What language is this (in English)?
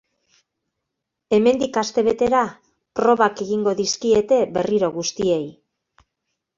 Basque